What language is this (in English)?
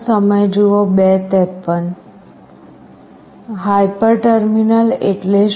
Gujarati